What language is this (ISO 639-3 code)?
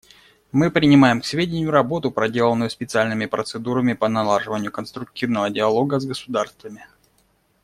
rus